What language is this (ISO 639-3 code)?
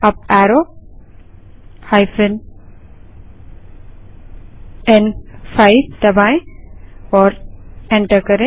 hin